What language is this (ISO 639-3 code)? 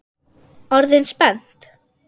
isl